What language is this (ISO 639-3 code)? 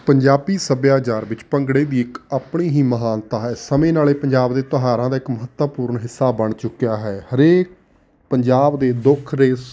pan